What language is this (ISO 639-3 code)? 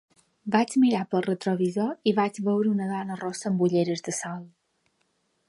cat